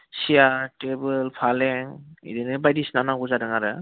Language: Bodo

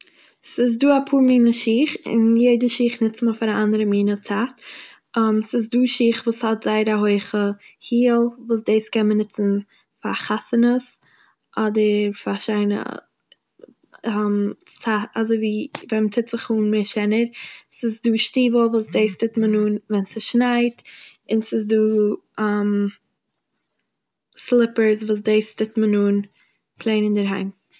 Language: Yiddish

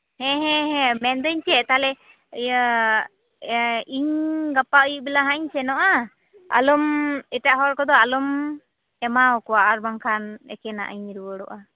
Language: Santali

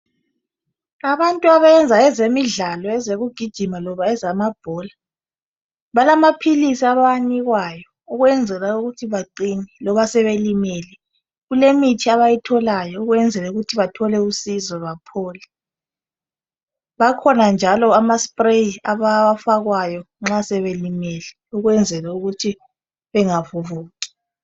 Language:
North Ndebele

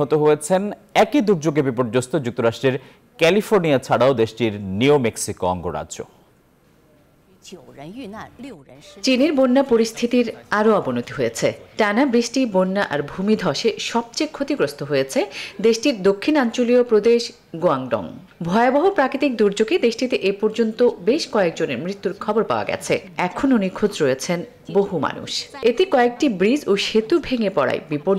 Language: Bangla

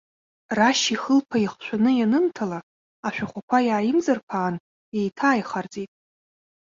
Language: Abkhazian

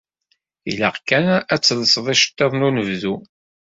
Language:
Kabyle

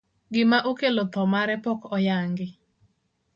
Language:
Luo (Kenya and Tanzania)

